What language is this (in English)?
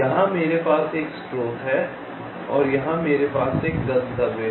Hindi